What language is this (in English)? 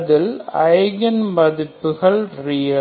Tamil